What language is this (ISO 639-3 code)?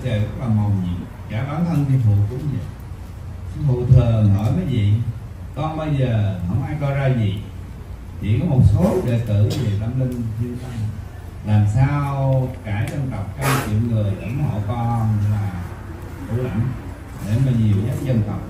vie